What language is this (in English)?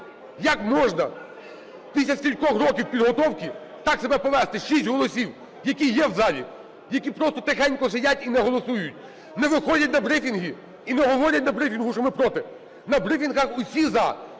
Ukrainian